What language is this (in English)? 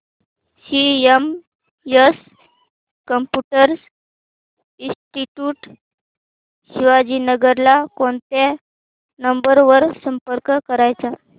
Marathi